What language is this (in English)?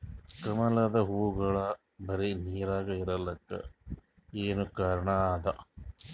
Kannada